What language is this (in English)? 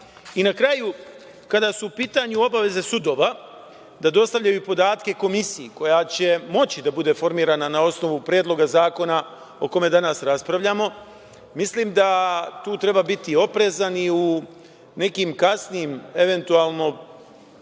Serbian